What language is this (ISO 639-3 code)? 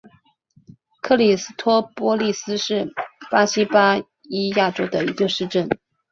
zho